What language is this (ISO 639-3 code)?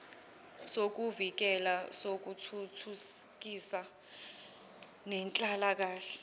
zul